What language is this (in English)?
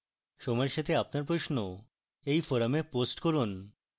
Bangla